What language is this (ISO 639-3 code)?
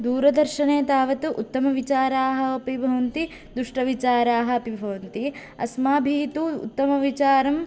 san